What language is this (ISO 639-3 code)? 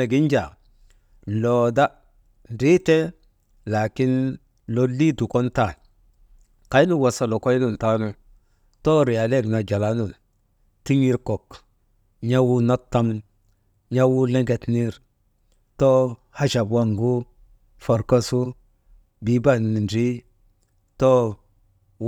mde